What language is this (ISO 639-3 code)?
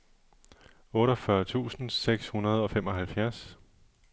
dan